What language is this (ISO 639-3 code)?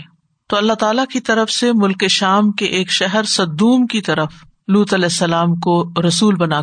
urd